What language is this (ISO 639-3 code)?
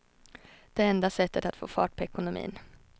swe